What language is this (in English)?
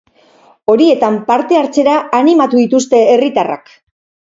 Basque